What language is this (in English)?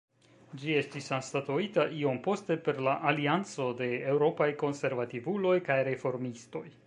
Esperanto